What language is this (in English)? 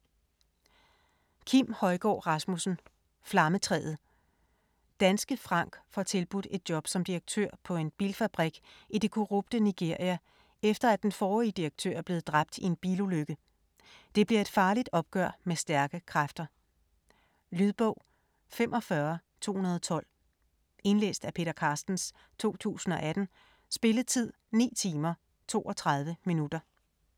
Danish